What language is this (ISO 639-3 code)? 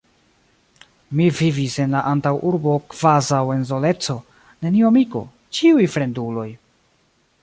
epo